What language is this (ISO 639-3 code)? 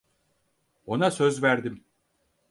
tur